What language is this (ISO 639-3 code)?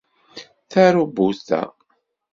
kab